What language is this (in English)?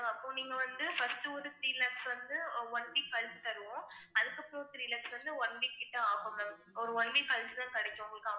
Tamil